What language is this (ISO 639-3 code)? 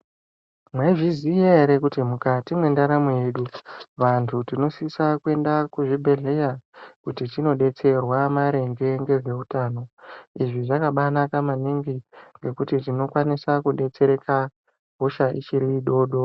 ndc